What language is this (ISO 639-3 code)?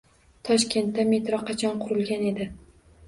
uzb